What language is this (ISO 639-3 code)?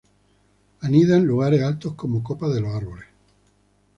spa